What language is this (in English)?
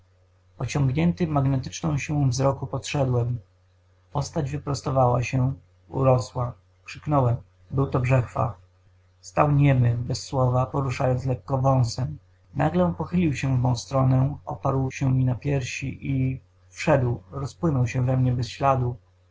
Polish